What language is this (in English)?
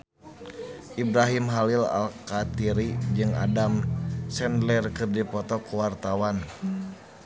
Sundanese